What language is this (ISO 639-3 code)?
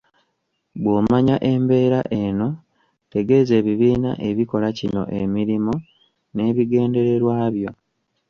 lug